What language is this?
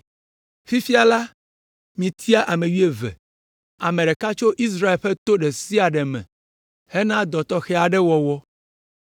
Ewe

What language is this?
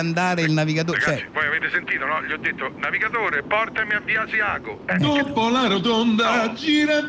Italian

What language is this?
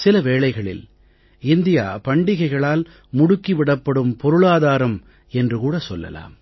Tamil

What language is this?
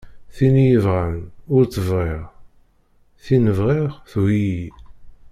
Kabyle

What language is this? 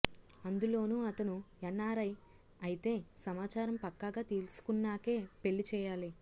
Telugu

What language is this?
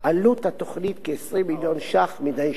Hebrew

